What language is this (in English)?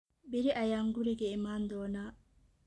Somali